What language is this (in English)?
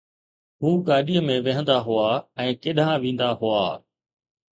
Sindhi